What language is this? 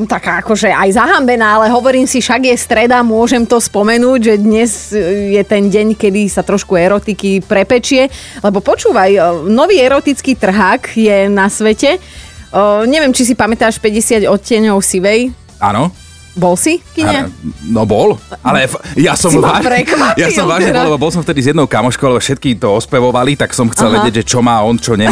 Slovak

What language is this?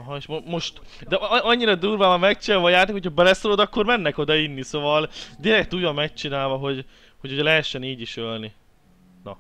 Hungarian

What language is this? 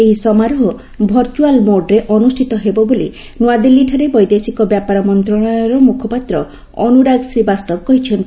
Odia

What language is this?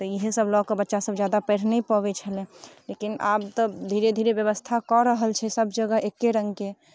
Maithili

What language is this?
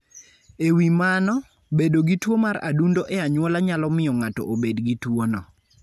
Luo (Kenya and Tanzania)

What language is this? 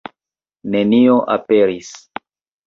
Esperanto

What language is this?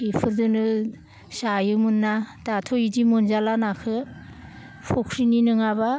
Bodo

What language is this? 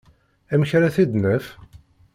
Kabyle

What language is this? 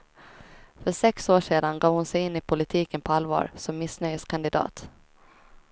Swedish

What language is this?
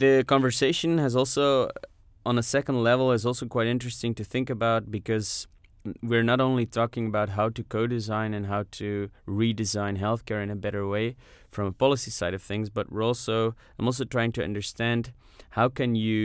English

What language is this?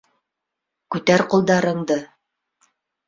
Bashkir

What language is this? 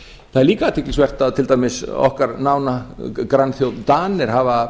Icelandic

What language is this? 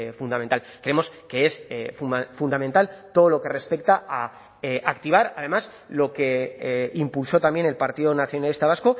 Spanish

